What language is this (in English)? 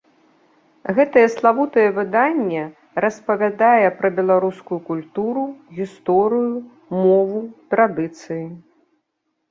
Belarusian